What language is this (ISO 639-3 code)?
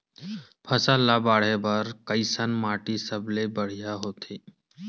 hne